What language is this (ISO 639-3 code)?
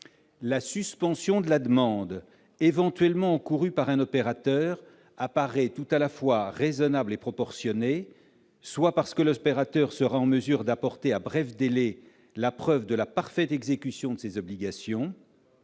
fra